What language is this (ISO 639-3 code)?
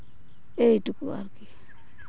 sat